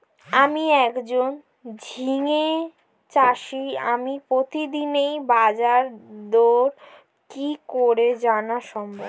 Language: Bangla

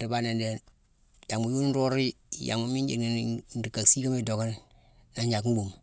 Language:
Mansoanka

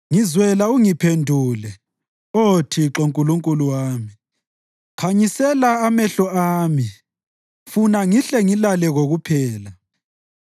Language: North Ndebele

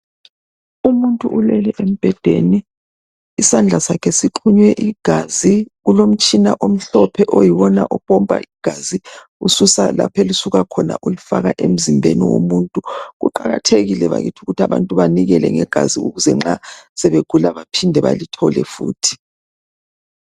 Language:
North Ndebele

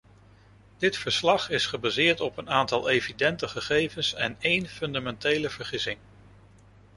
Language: Dutch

